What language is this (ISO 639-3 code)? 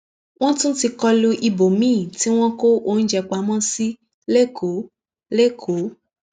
yor